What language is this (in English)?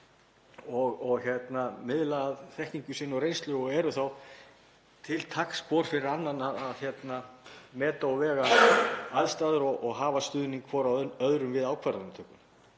Icelandic